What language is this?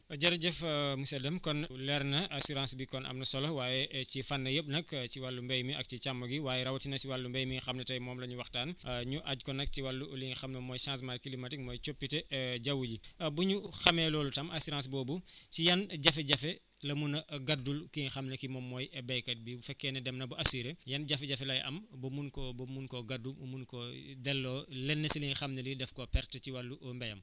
Wolof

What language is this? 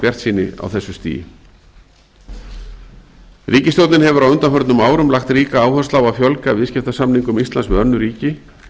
Icelandic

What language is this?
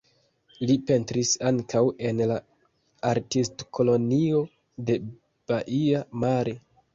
Esperanto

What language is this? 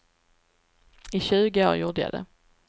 Swedish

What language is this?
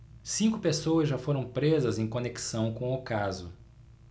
Portuguese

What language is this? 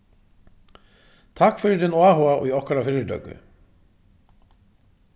Faroese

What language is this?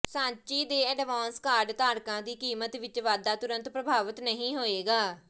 Punjabi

